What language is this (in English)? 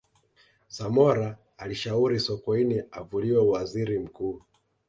Swahili